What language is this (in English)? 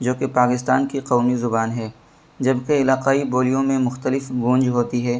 Urdu